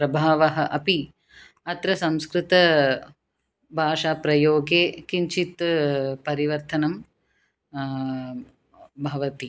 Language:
Sanskrit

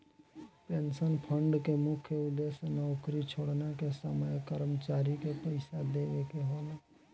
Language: Bhojpuri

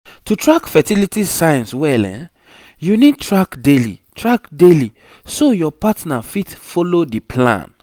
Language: Nigerian Pidgin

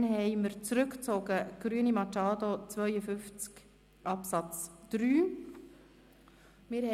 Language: Swiss German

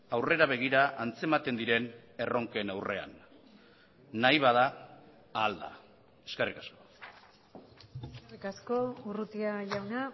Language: Basque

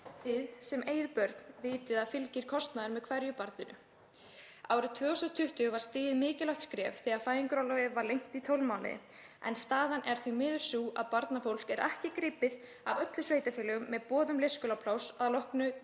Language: Icelandic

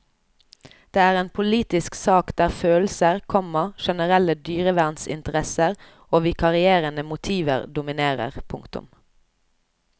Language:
Norwegian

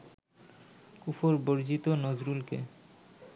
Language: Bangla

